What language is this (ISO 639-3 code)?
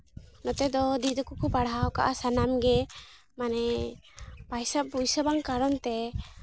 sat